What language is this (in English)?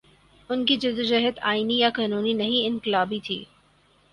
Urdu